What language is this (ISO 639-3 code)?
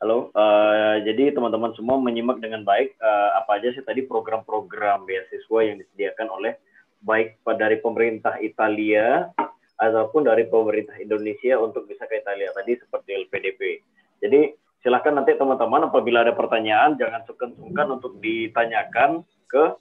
ind